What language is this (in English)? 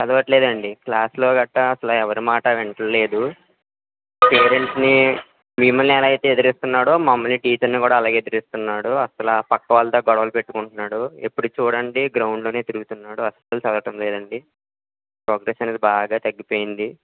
Telugu